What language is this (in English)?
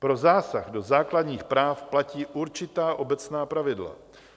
Czech